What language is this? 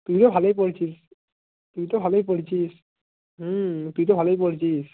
Bangla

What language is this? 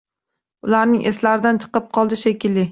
Uzbek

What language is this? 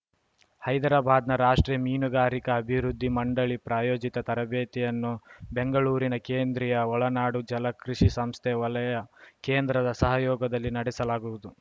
Kannada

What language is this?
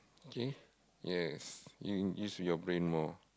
English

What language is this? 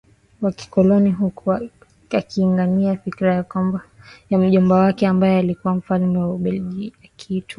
Swahili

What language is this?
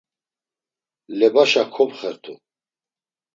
Laz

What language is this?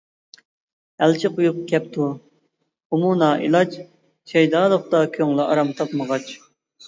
Uyghur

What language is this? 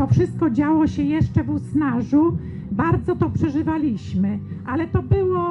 Polish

